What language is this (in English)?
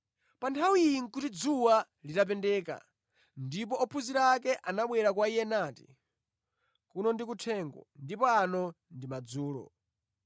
Nyanja